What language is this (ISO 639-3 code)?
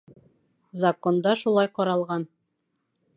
bak